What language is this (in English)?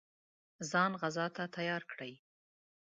Pashto